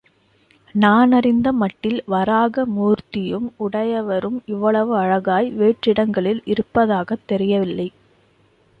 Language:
Tamil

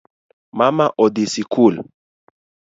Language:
Luo (Kenya and Tanzania)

